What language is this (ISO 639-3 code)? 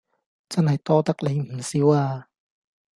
yue